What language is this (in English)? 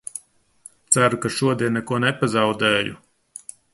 Latvian